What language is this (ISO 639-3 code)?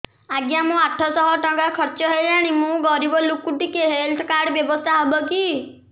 ori